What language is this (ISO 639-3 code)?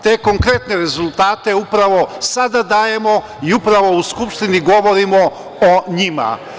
srp